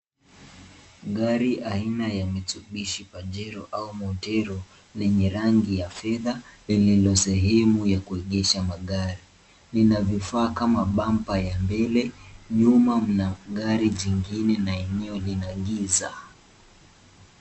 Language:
Swahili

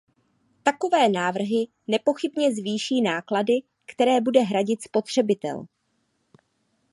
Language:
Czech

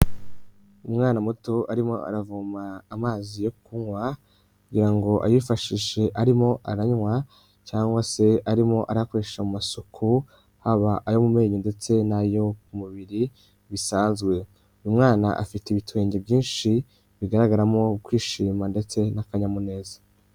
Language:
Kinyarwanda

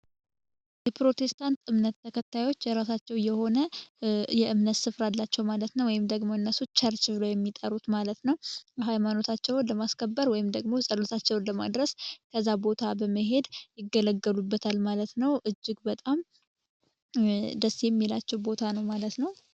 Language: Amharic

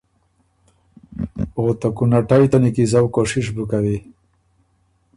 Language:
Ormuri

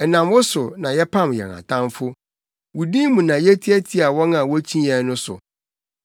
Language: Akan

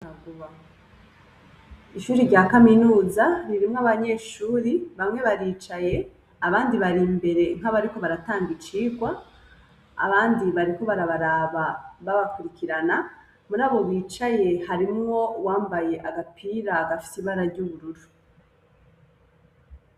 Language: Rundi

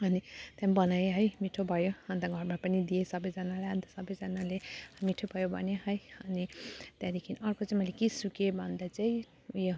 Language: Nepali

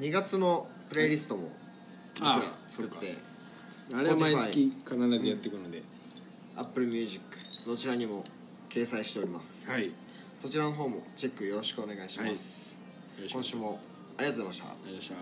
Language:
Japanese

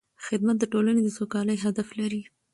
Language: Pashto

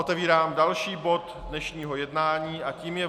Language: Czech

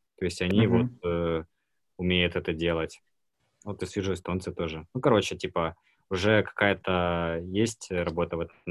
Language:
Russian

